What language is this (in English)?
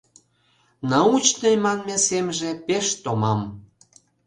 Mari